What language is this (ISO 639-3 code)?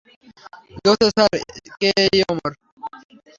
ben